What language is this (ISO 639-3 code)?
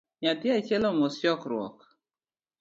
luo